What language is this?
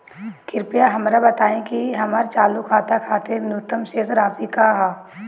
Bhojpuri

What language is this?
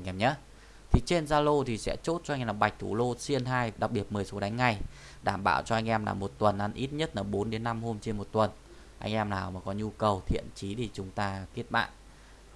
Vietnamese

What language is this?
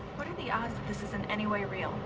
English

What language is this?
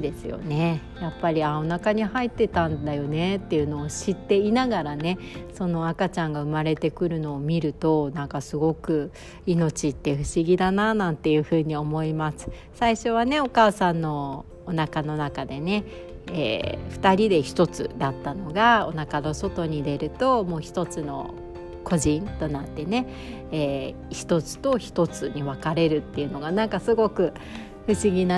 Japanese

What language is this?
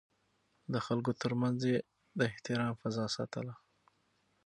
Pashto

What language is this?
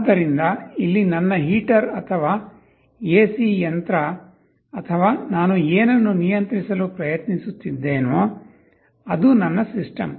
Kannada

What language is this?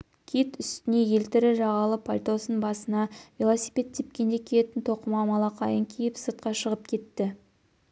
Kazakh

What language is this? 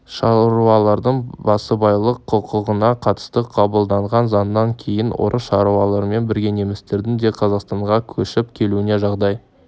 Kazakh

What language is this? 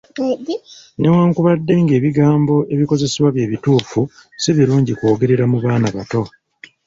Ganda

